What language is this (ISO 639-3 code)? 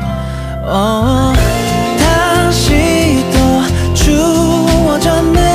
kor